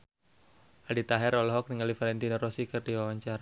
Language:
Sundanese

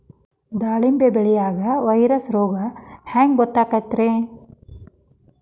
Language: Kannada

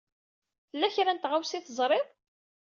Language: Kabyle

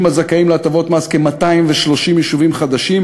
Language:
Hebrew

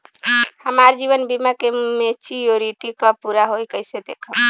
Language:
Bhojpuri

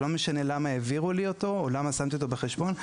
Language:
Hebrew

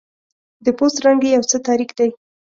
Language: Pashto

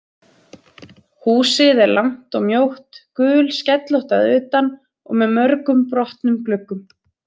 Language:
Icelandic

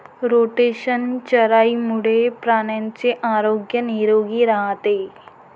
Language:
Marathi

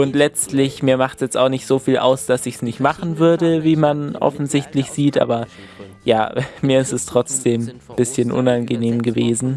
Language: German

